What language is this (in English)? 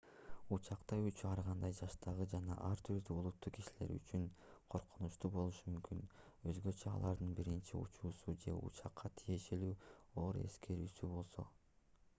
Kyrgyz